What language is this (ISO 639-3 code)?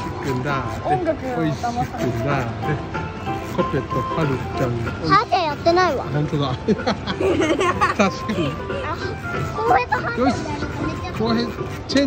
jpn